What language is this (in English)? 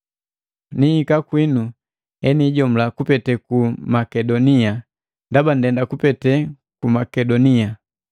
Matengo